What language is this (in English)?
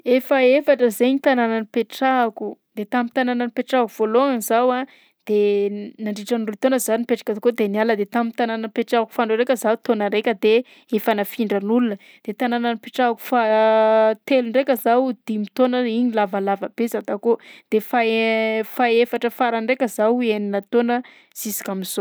Southern Betsimisaraka Malagasy